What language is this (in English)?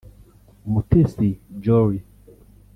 Kinyarwanda